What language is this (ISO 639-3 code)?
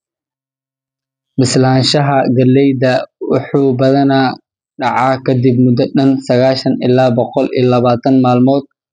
som